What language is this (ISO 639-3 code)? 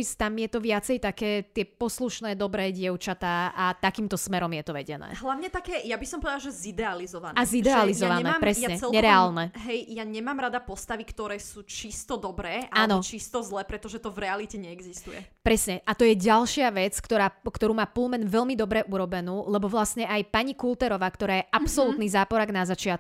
slk